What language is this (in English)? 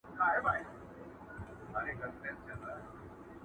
Pashto